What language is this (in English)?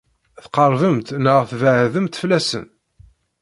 Kabyle